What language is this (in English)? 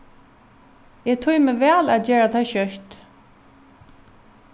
Faroese